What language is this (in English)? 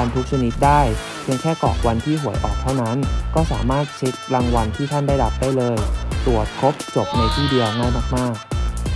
Thai